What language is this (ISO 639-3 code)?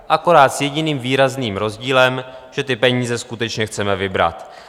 ces